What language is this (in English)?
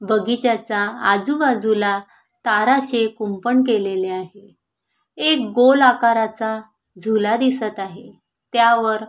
Marathi